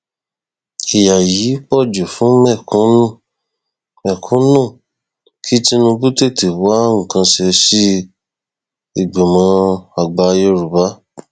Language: Yoruba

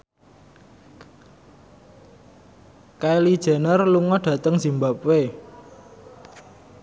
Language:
Javanese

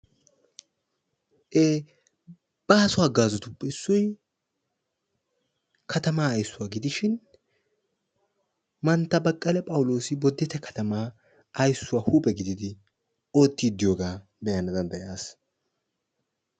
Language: Wolaytta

